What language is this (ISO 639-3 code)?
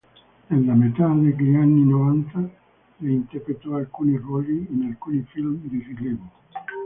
ita